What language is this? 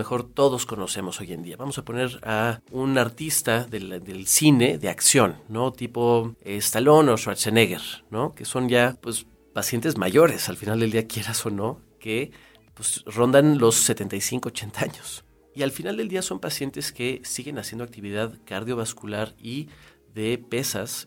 Spanish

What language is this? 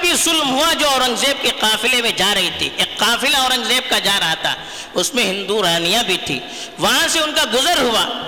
Urdu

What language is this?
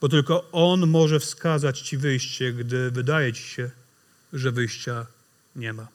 Polish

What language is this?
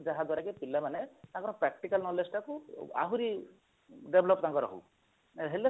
Odia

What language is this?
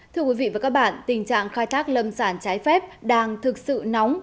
Vietnamese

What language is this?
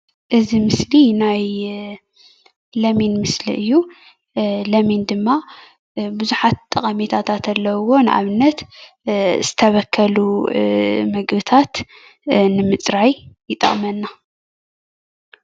Tigrinya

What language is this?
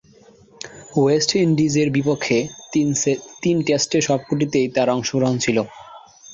Bangla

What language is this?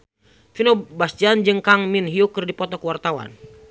Sundanese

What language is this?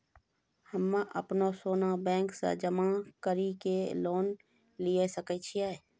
Maithili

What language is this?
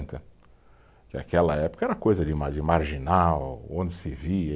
Portuguese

